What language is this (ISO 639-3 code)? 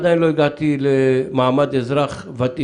heb